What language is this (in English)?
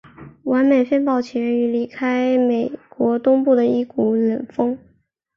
Chinese